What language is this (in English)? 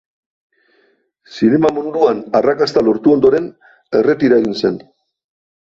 Basque